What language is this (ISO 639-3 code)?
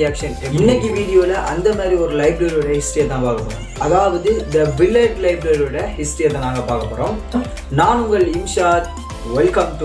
tur